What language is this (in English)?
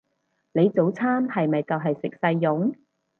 Cantonese